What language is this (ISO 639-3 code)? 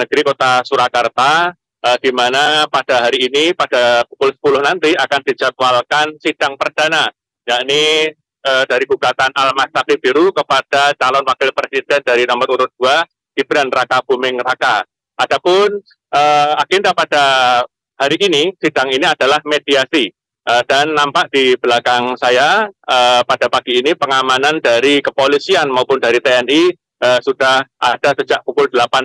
ind